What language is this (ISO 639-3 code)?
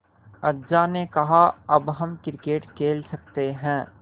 hin